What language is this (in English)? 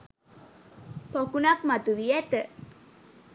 Sinhala